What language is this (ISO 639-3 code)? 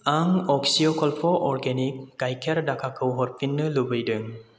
brx